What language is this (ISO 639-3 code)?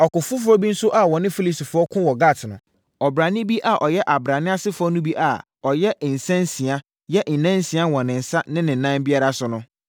aka